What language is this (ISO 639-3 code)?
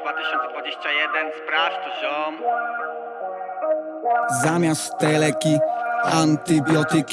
pol